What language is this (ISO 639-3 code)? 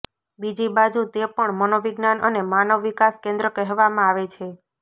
guj